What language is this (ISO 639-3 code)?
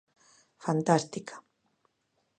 glg